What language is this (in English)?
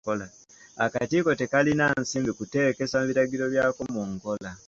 Ganda